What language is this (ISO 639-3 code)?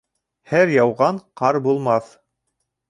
bak